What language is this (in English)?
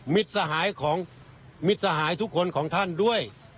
Thai